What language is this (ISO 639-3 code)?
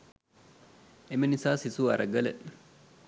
sin